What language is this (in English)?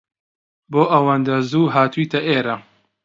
Central Kurdish